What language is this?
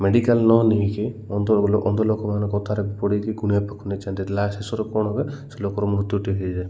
Odia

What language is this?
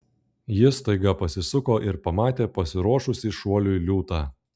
Lithuanian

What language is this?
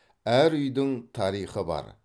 Kazakh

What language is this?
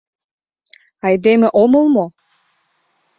Mari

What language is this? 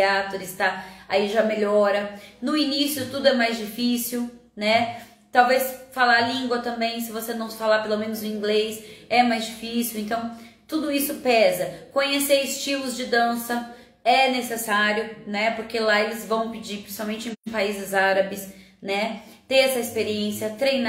Portuguese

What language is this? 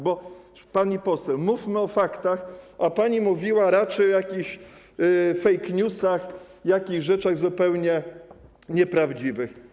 Polish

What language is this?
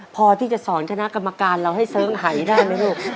Thai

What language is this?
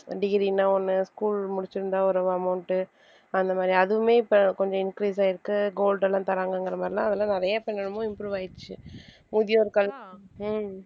Tamil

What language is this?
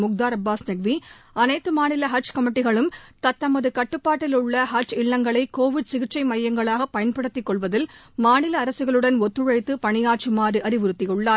Tamil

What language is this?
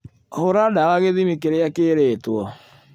Kikuyu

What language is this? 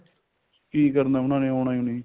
Punjabi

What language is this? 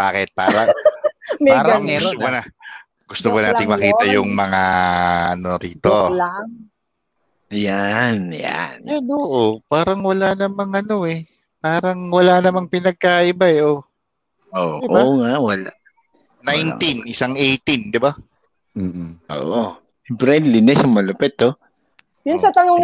Filipino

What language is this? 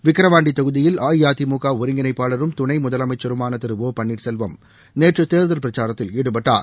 Tamil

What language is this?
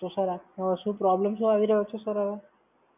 Gujarati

